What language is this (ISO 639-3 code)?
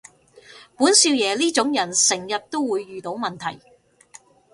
yue